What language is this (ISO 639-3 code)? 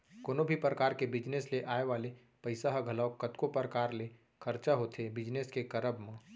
hne